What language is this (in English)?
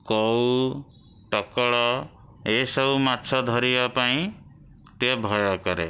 Odia